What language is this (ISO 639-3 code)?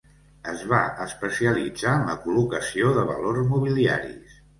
cat